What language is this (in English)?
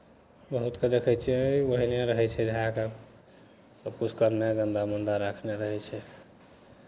Maithili